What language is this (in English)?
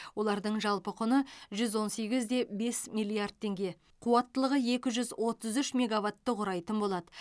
Kazakh